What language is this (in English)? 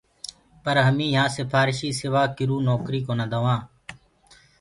Gurgula